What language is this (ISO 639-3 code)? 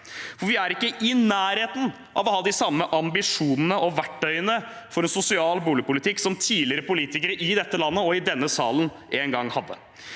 nor